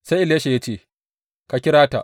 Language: Hausa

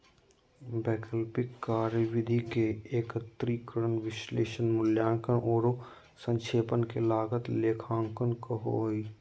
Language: Magahi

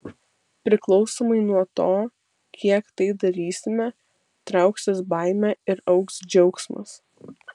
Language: Lithuanian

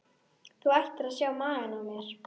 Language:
Icelandic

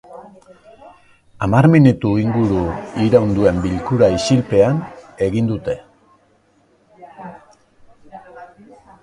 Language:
Basque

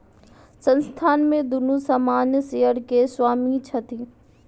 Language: Maithili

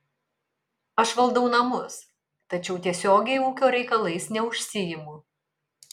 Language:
Lithuanian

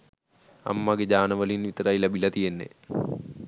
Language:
Sinhala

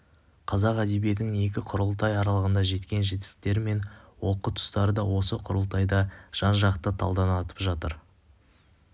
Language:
Kazakh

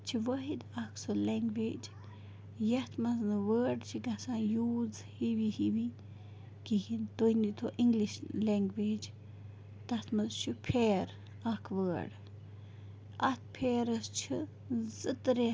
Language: Kashmiri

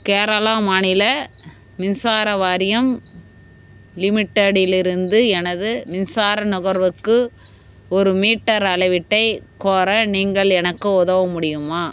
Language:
Tamil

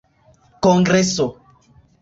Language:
Esperanto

